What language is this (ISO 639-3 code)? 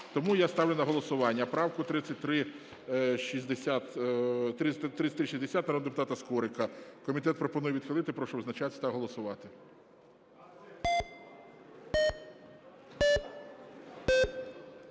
ukr